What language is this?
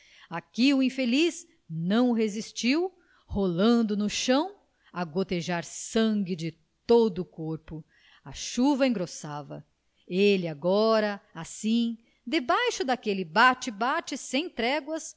Portuguese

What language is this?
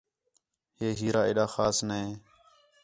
Khetrani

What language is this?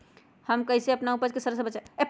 Magahi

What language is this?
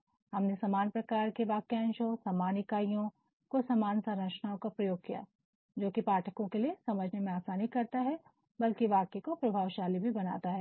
Hindi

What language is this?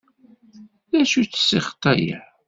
Kabyle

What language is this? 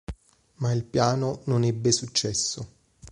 Italian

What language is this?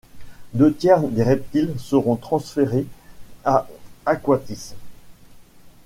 French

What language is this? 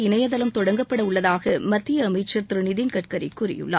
Tamil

